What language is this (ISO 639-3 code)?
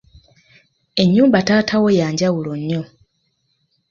lug